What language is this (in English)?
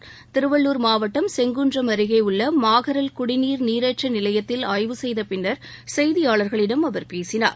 Tamil